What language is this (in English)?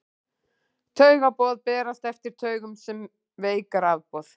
Icelandic